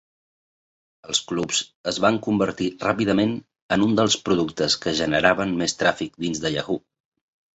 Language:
Catalan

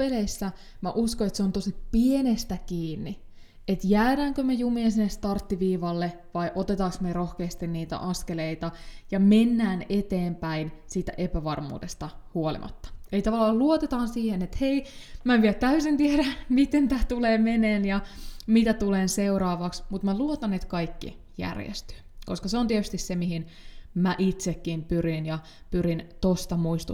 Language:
Finnish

